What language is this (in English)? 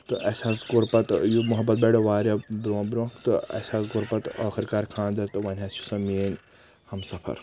Kashmiri